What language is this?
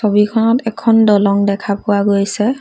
Assamese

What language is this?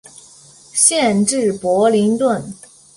Chinese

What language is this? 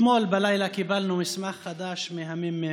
Hebrew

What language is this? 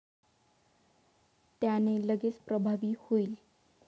Marathi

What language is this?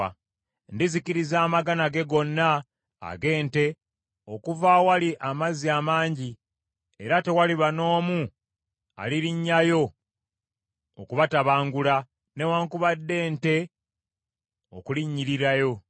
Ganda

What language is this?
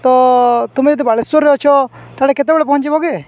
Odia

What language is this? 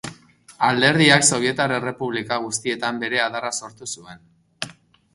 Basque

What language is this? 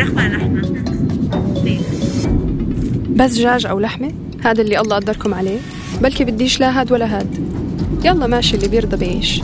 Arabic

